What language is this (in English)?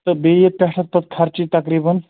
Kashmiri